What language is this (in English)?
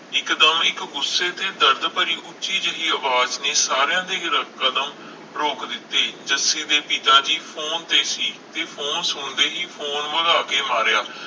Punjabi